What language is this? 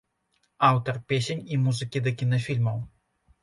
Belarusian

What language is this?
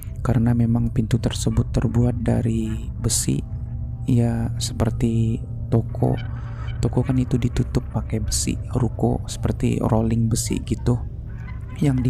Indonesian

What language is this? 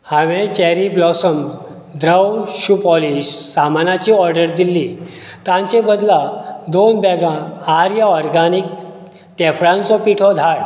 Konkani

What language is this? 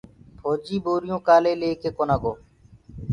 Gurgula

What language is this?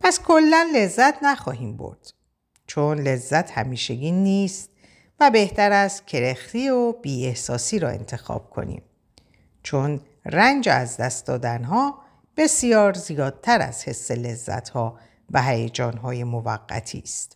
Persian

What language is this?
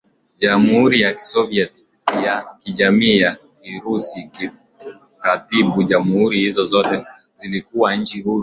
Swahili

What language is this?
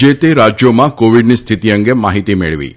Gujarati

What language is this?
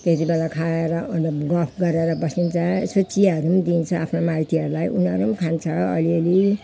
Nepali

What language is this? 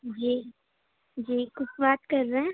Urdu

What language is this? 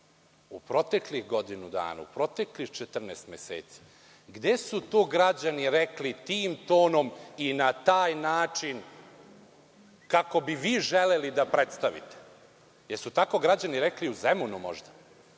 Serbian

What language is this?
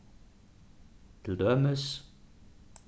Faroese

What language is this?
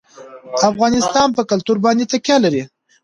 Pashto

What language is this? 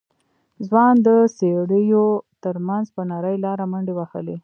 Pashto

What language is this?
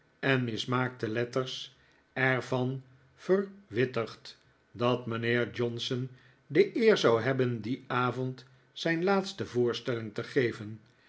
Dutch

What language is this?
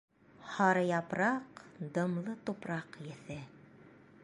Bashkir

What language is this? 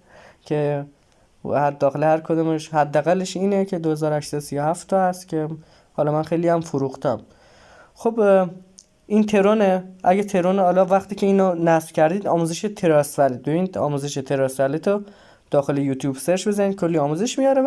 Persian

